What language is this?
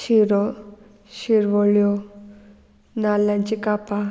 Konkani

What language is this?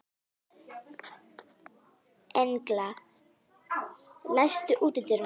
Icelandic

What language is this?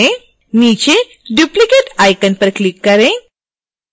Hindi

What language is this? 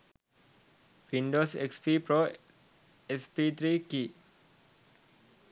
Sinhala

